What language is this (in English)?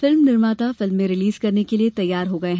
Hindi